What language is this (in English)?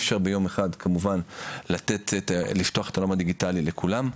Hebrew